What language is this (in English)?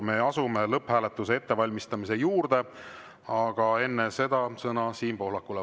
Estonian